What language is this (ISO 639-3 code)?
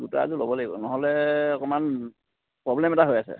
asm